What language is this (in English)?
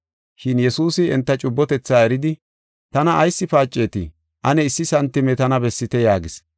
Gofa